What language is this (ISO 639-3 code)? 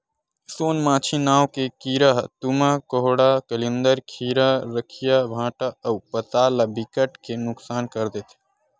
hne